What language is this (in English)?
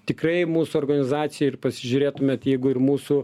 Lithuanian